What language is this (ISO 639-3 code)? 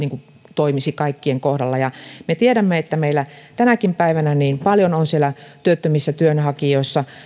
fin